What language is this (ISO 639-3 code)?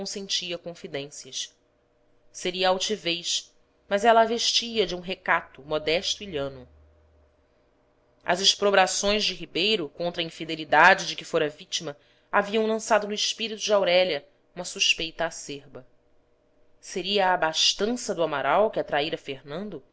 por